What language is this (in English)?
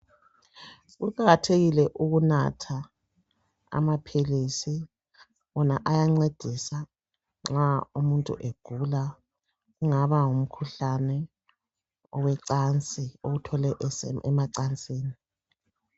North Ndebele